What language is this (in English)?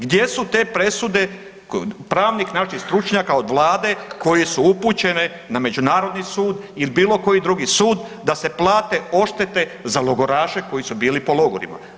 Croatian